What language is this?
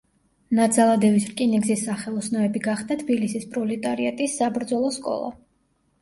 Georgian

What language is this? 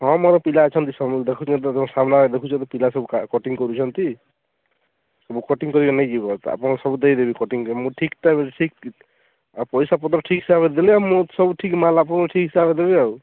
Odia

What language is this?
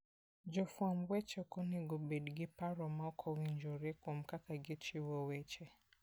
Luo (Kenya and Tanzania)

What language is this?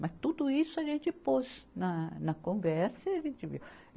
Portuguese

